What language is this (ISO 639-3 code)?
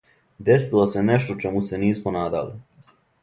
srp